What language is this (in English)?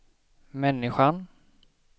Swedish